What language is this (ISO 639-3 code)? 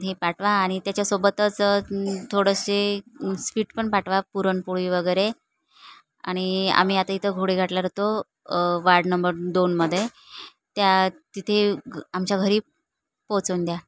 mar